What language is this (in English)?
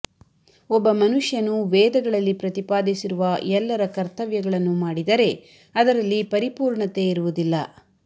Kannada